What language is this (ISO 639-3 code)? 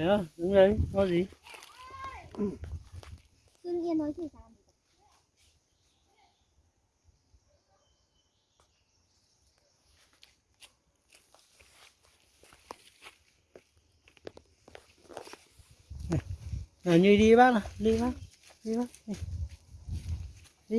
vie